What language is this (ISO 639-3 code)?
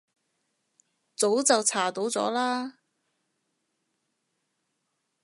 yue